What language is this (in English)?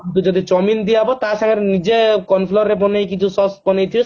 Odia